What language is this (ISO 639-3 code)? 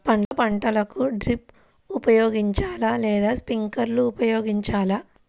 tel